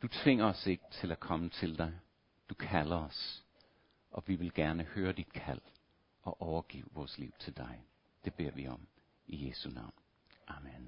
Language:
Danish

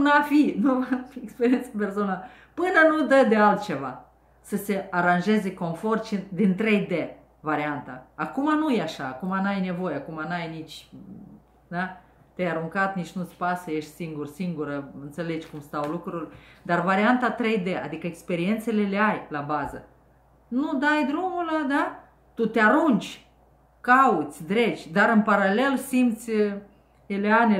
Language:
Romanian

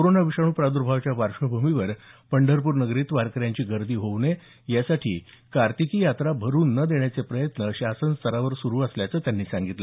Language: Marathi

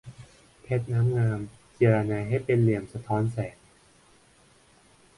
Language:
Thai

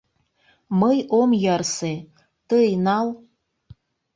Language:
Mari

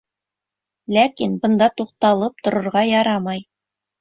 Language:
Bashkir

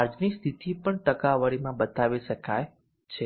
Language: Gujarati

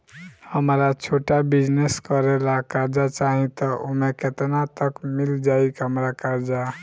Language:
Bhojpuri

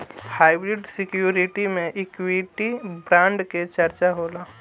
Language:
Bhojpuri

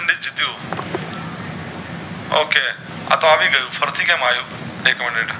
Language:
Gujarati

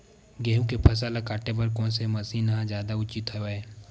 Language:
Chhattisgarhi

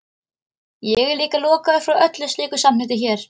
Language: Icelandic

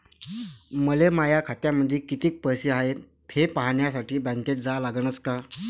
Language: Marathi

